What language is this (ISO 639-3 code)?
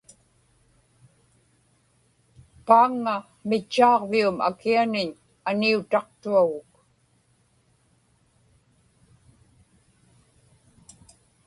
ipk